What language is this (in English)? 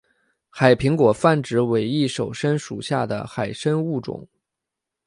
Chinese